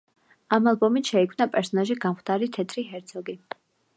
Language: Georgian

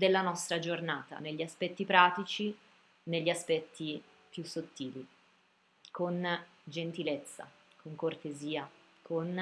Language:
Italian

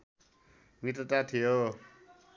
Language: Nepali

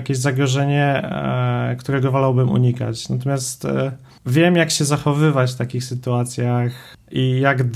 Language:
Polish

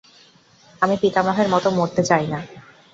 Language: Bangla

